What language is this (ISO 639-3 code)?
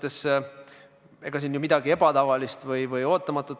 est